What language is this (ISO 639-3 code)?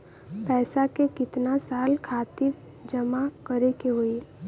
bho